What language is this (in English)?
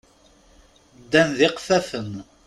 Kabyle